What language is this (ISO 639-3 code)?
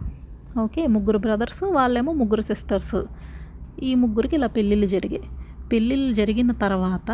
tel